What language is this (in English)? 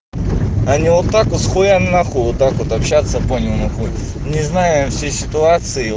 Russian